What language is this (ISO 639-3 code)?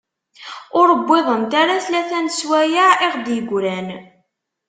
kab